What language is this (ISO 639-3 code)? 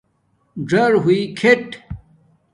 dmk